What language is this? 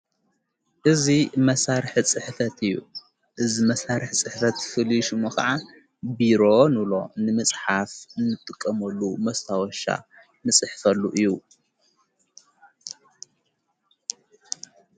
Tigrinya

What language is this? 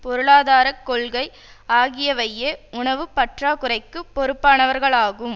Tamil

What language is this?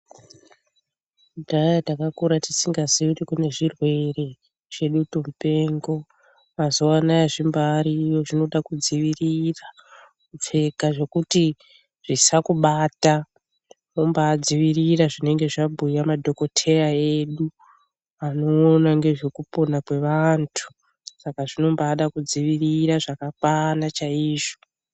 Ndau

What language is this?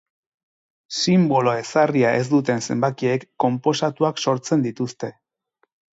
Basque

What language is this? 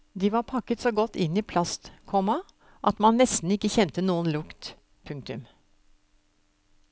Norwegian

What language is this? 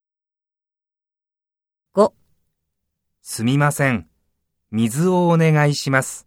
Japanese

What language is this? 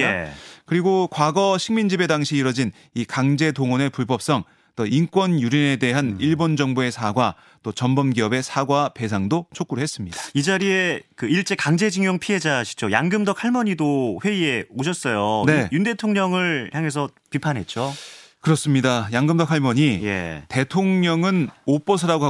Korean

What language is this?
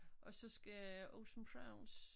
Danish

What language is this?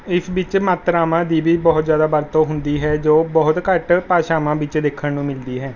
Punjabi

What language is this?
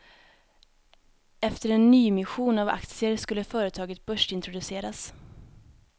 Swedish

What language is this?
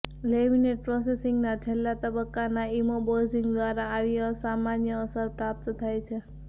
Gujarati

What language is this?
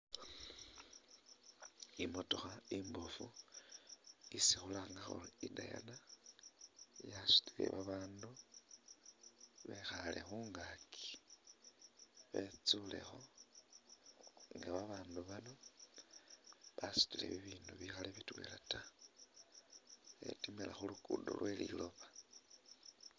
Masaaba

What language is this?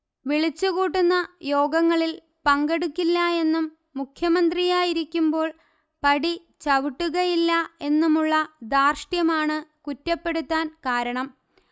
Malayalam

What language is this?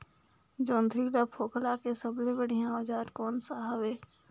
Chhattisgarhi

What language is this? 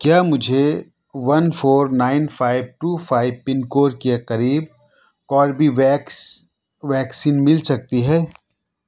Urdu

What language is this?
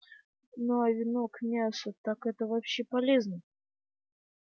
Russian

